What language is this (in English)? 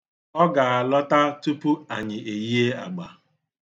Igbo